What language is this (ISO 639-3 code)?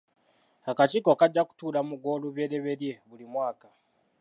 lug